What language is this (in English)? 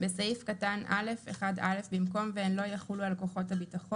Hebrew